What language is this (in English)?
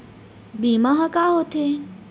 Chhattisgarhi